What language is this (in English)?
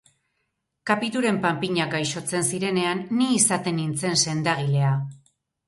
Basque